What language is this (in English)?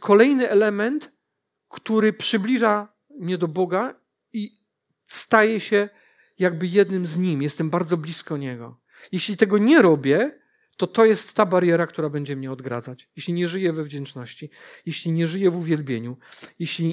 Polish